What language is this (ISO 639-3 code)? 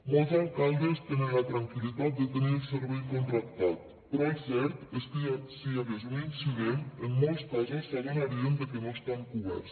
cat